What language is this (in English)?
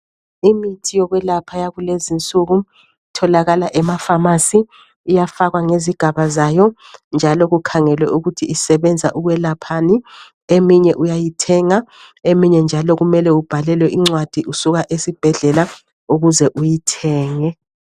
North Ndebele